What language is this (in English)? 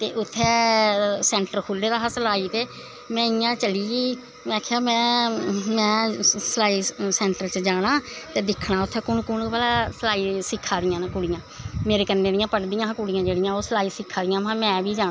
Dogri